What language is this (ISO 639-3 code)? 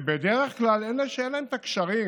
heb